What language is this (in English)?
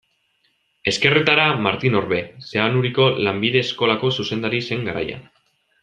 Basque